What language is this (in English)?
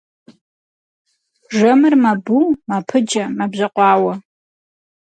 Kabardian